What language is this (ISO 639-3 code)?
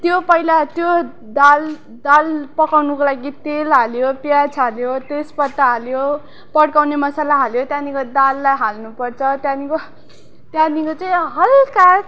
nep